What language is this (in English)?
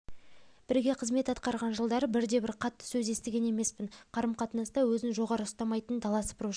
Kazakh